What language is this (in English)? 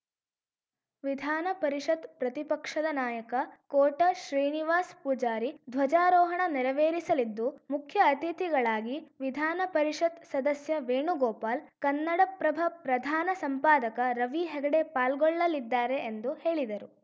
Kannada